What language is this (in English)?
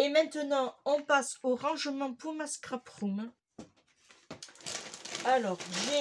French